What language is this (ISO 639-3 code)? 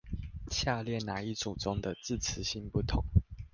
zho